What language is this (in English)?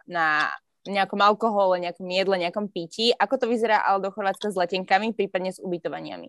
Slovak